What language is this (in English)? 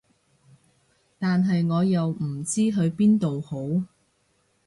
Cantonese